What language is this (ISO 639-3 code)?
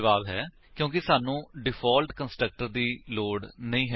pan